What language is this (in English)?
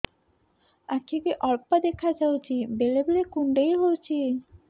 Odia